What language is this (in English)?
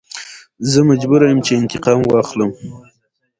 Pashto